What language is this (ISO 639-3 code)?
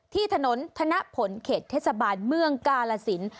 tha